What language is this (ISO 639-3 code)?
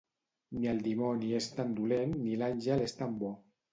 cat